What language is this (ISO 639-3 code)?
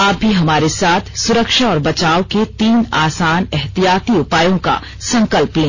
hin